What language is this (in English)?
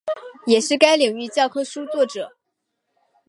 Chinese